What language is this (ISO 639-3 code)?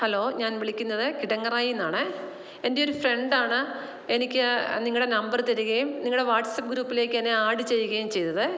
mal